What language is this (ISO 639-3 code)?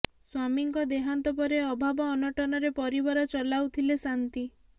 ori